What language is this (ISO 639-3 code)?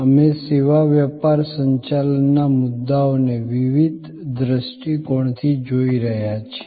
guj